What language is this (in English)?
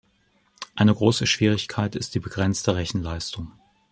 German